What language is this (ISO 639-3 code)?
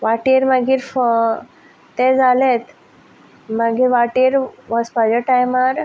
kok